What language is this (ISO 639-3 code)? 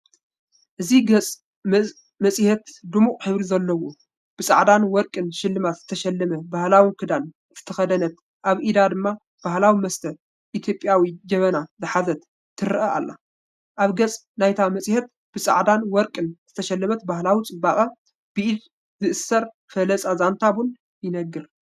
tir